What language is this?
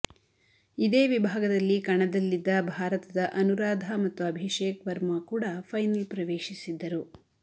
Kannada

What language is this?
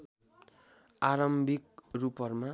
Nepali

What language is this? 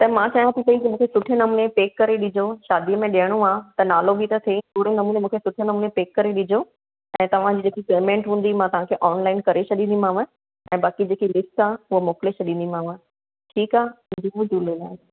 Sindhi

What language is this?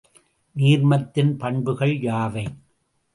Tamil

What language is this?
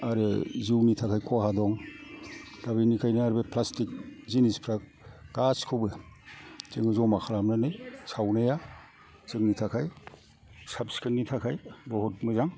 Bodo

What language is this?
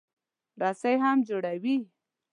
Pashto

